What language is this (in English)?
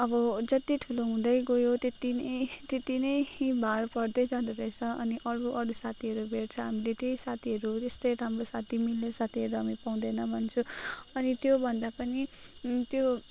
Nepali